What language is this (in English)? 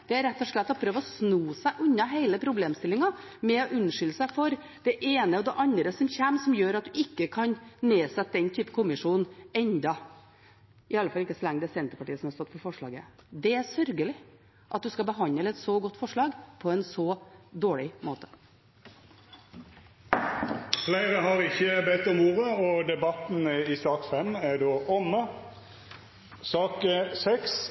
Norwegian